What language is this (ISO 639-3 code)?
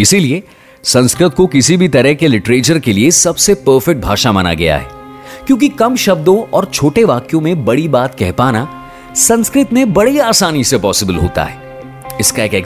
hin